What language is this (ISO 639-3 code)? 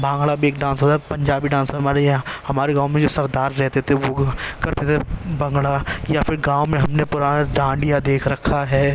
urd